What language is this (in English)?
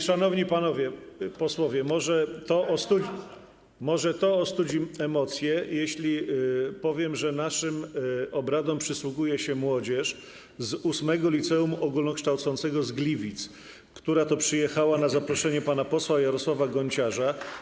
Polish